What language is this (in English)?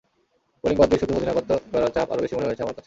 Bangla